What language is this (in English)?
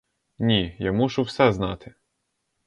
Ukrainian